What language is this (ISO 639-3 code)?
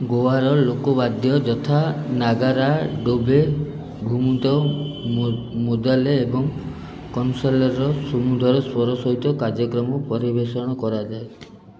ori